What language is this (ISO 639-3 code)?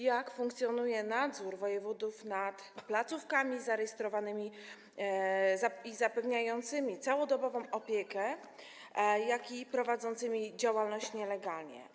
pol